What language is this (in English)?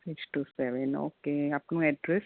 Gujarati